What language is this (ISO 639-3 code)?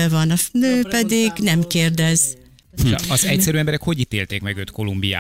hun